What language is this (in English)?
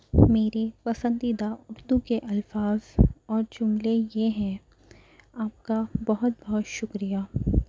Urdu